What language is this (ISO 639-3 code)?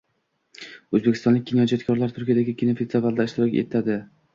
uzb